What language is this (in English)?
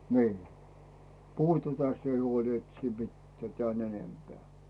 Finnish